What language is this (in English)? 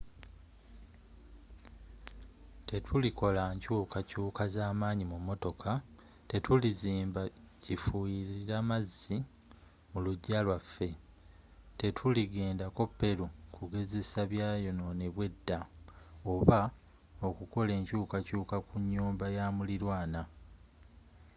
Ganda